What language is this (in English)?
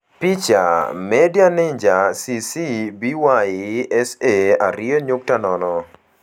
Luo (Kenya and Tanzania)